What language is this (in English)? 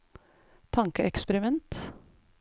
Norwegian